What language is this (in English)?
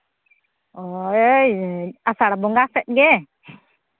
Santali